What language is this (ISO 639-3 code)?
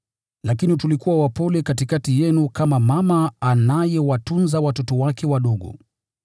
swa